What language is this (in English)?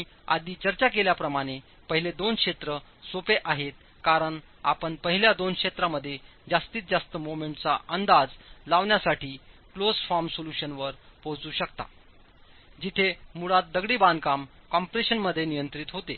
Marathi